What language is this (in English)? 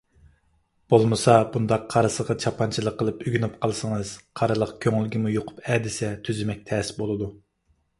Uyghur